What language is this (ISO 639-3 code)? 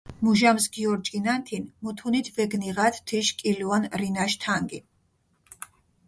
xmf